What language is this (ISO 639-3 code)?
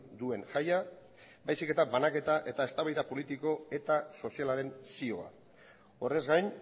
eus